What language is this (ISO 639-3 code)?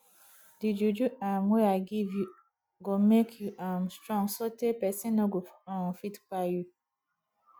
pcm